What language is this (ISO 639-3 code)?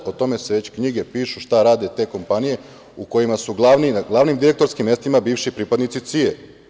srp